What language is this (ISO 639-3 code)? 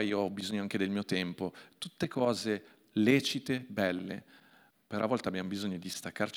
ita